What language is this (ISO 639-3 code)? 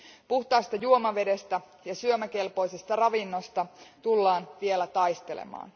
fin